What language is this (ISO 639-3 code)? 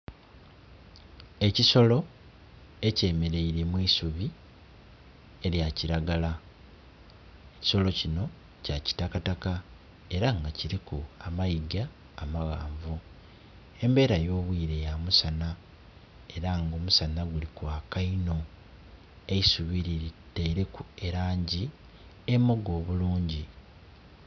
xog